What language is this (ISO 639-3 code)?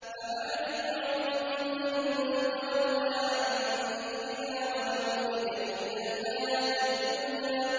ara